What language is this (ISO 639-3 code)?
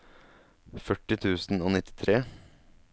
nor